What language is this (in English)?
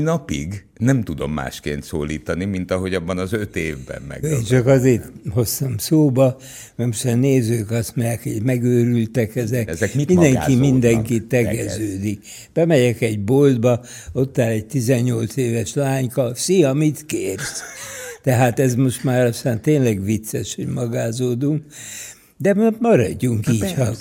Hungarian